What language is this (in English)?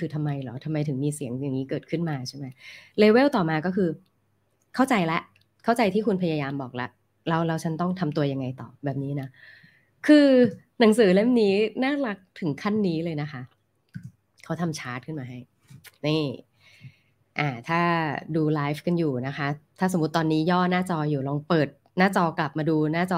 Thai